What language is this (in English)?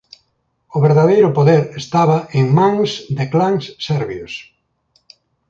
Galician